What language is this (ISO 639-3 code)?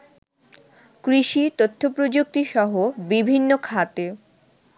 ben